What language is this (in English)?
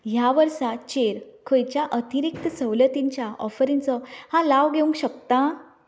Konkani